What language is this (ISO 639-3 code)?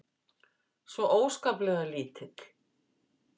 isl